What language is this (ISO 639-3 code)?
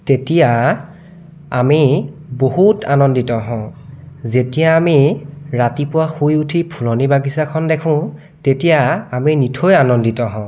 asm